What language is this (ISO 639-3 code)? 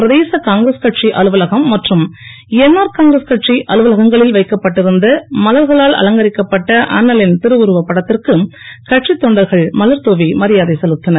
tam